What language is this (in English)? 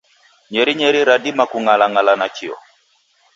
Taita